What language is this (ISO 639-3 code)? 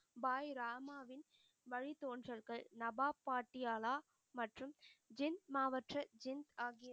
tam